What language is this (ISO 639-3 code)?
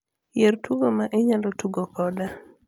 luo